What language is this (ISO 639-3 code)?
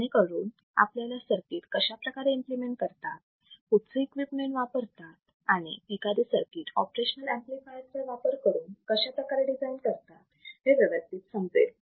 mar